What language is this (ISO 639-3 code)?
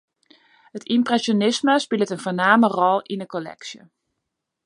fry